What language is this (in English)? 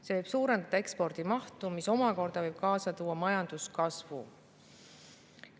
Estonian